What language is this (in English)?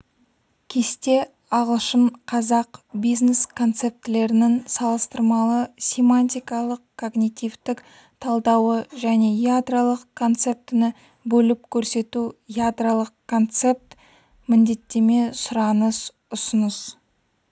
Kazakh